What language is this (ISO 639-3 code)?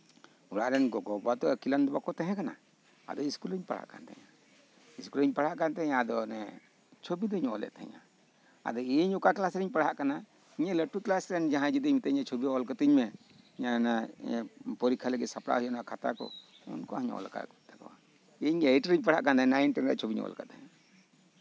sat